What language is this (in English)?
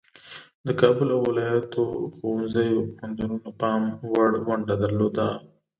Pashto